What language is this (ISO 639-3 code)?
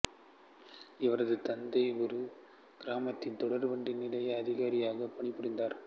tam